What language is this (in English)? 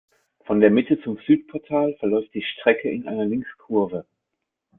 German